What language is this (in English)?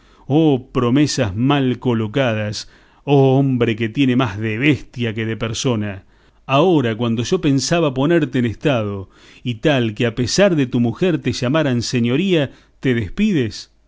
Spanish